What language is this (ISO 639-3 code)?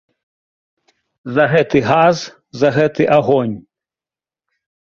bel